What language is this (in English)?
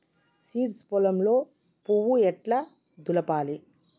Telugu